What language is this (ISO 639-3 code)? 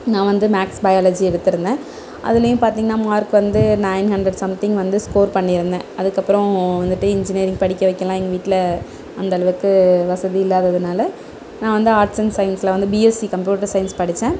tam